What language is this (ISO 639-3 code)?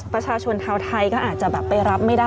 tha